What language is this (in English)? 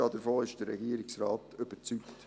Swiss German